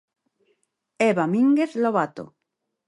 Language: Galician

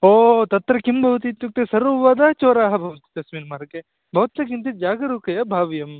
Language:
Sanskrit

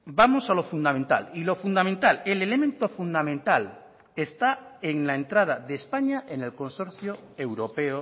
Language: Spanish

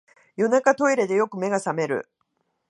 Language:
Japanese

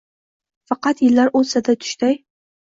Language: Uzbek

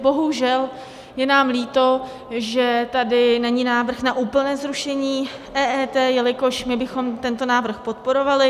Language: Czech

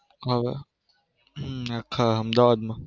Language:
Gujarati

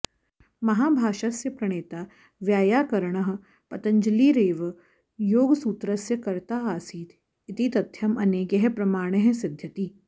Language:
Sanskrit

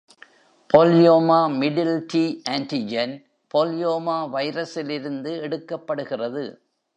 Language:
Tamil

